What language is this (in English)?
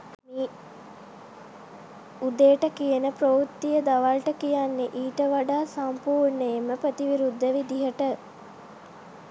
Sinhala